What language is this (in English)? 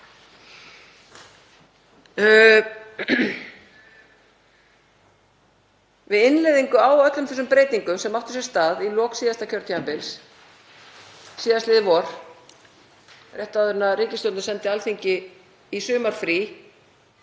Icelandic